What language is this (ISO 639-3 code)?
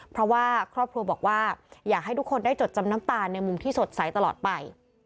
tha